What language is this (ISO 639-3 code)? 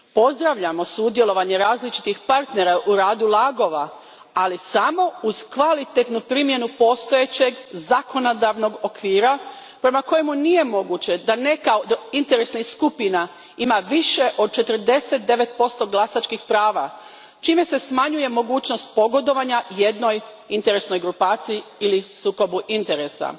hrv